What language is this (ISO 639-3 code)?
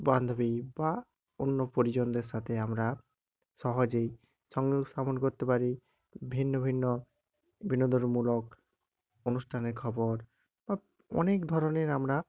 ben